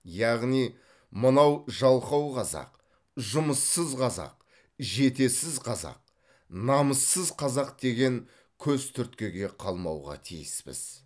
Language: Kazakh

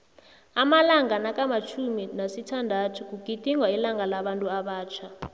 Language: South Ndebele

